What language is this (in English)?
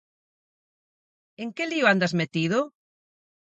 Galician